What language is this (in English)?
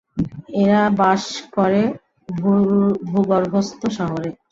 Bangla